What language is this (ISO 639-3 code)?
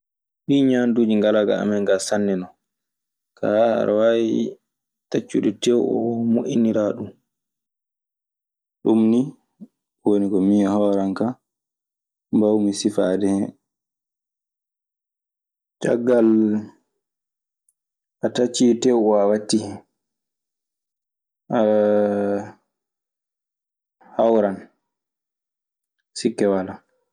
ffm